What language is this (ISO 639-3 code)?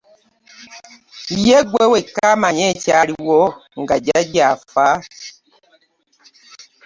lug